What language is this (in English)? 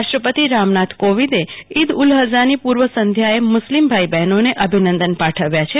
Gujarati